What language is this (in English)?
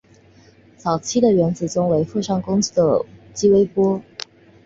Chinese